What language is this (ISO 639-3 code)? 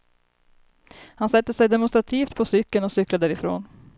swe